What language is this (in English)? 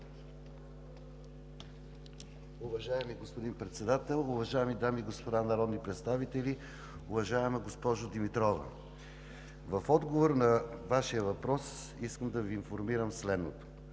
Bulgarian